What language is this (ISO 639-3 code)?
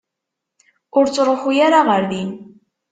kab